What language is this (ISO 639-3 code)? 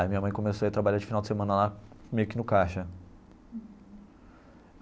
por